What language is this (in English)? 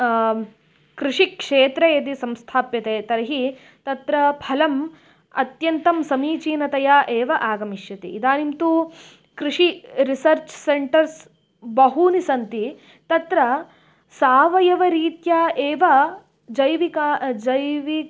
Sanskrit